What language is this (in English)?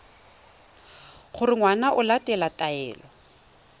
Tswana